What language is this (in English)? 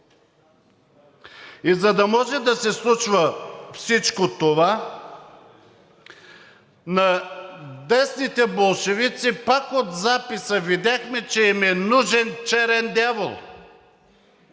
Bulgarian